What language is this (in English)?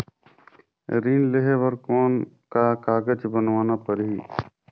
Chhattisgarhi